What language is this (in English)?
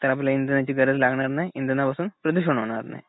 Marathi